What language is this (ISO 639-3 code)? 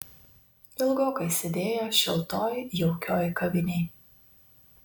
lit